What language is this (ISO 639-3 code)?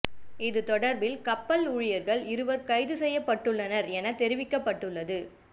tam